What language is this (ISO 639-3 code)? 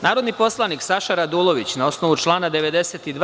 srp